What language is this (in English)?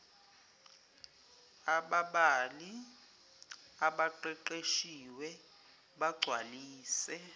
Zulu